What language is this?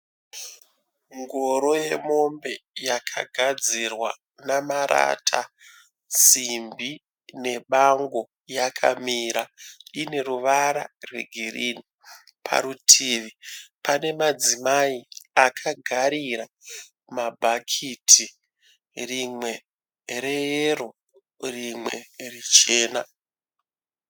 Shona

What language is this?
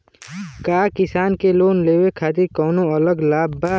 Bhojpuri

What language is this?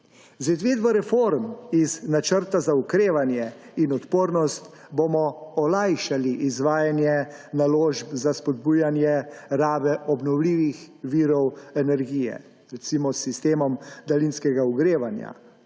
Slovenian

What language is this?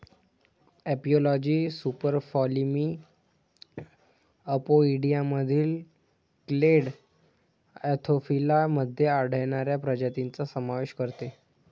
Marathi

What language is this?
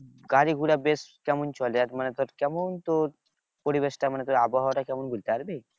Bangla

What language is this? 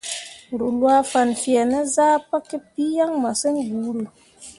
Mundang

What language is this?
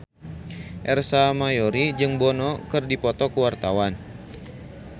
Sundanese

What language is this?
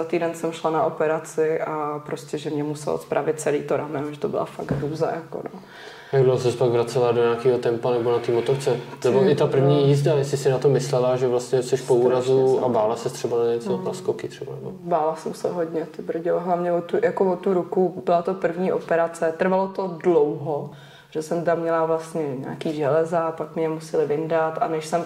Czech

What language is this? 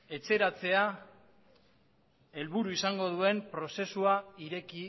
Basque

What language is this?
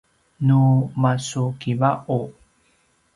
Paiwan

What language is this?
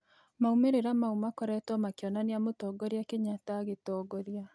Kikuyu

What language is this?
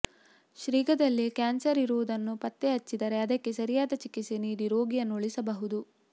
Kannada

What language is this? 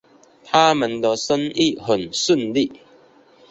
Chinese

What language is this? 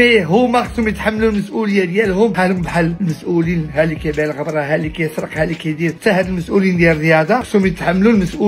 Arabic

